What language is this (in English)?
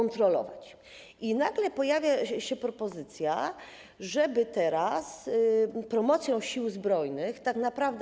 Polish